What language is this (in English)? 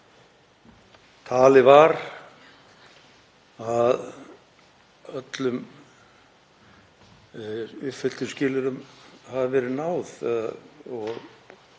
Icelandic